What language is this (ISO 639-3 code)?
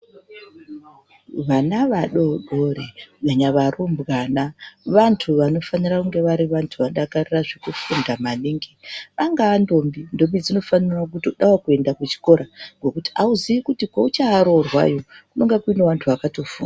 ndc